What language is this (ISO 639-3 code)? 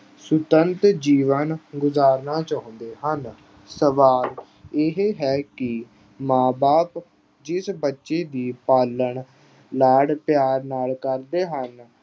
pan